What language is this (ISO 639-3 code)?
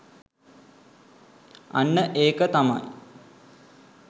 sin